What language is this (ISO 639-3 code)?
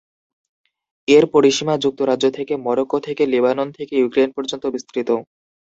ben